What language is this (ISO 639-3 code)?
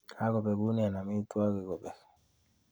kln